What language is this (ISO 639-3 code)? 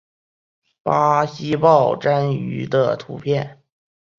zho